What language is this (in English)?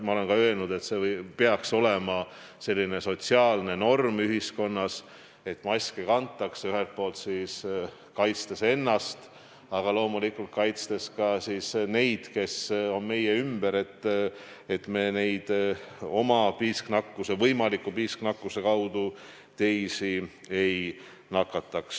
Estonian